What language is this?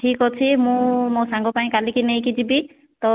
Odia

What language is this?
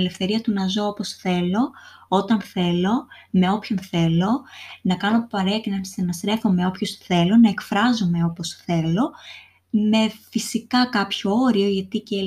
Greek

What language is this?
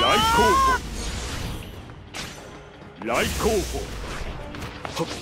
Japanese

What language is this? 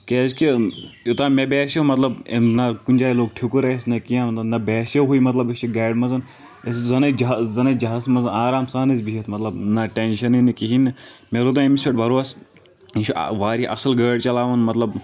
Kashmiri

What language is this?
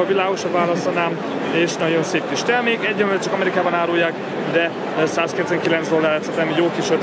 Hungarian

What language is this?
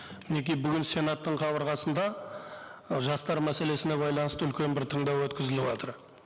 Kazakh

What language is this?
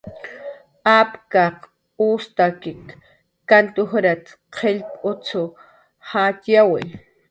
Jaqaru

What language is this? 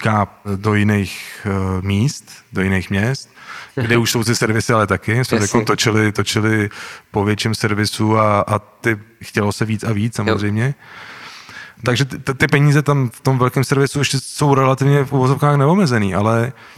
Czech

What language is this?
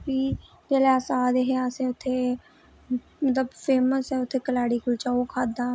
Dogri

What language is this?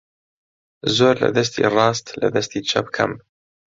Central Kurdish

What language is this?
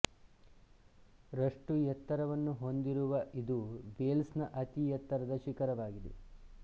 Kannada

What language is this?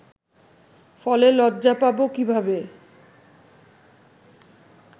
Bangla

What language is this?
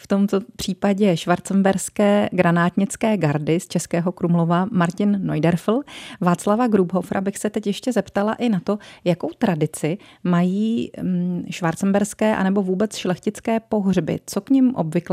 Czech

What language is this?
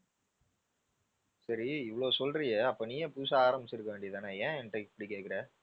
Tamil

